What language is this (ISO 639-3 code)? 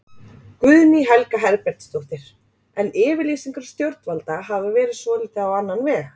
isl